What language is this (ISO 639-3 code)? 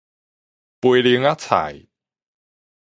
nan